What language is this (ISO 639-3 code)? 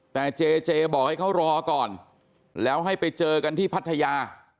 tha